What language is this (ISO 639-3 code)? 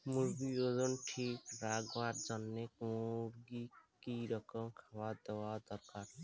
ben